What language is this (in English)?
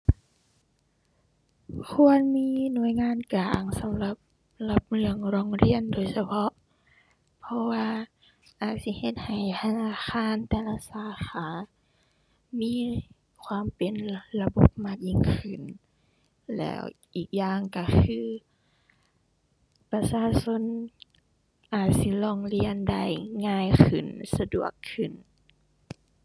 Thai